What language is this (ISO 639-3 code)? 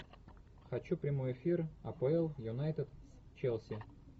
rus